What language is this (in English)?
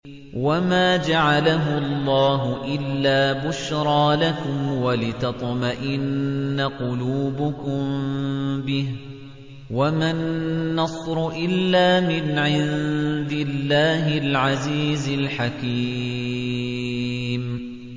Arabic